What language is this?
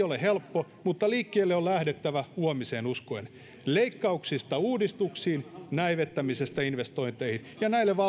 Finnish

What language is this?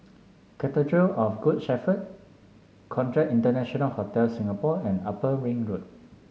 English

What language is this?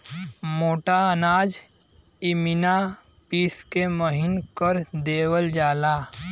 Bhojpuri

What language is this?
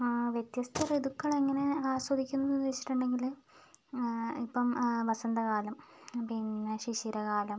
Malayalam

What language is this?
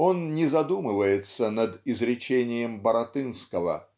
Russian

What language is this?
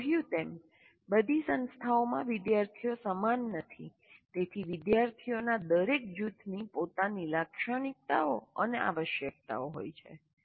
Gujarati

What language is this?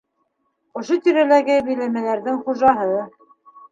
Bashkir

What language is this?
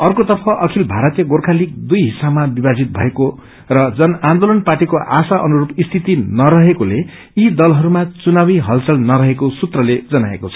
Nepali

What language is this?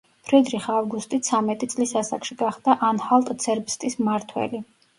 Georgian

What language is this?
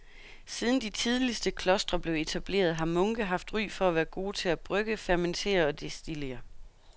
Danish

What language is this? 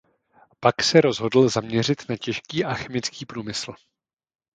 Czech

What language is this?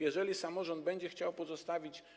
Polish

